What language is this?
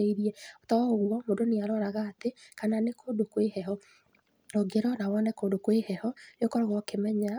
Kikuyu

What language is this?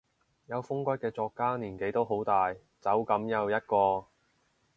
Cantonese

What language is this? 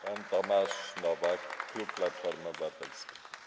Polish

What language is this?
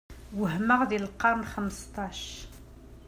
Kabyle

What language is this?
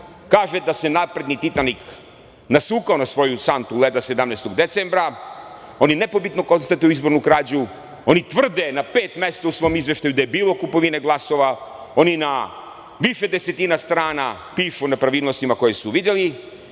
Serbian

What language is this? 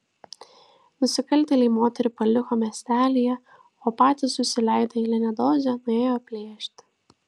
Lithuanian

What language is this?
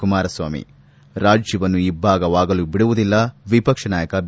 Kannada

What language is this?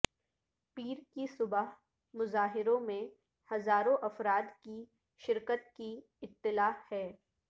Urdu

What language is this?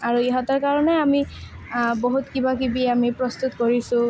Assamese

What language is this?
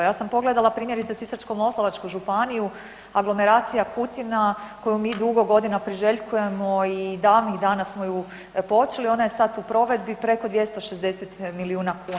Croatian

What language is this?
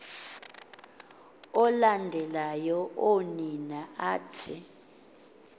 Xhosa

